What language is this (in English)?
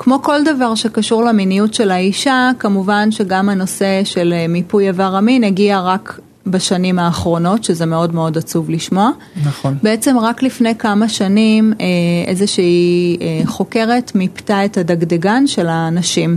Hebrew